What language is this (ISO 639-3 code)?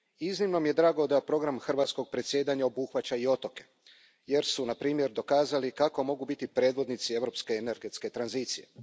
hrv